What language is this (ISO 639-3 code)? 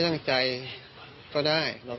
tha